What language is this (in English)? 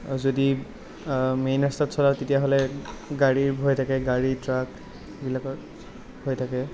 Assamese